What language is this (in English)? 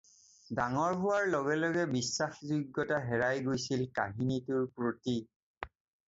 Assamese